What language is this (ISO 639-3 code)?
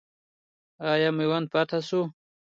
pus